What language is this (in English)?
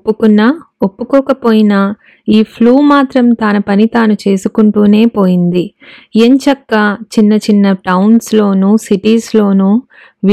Telugu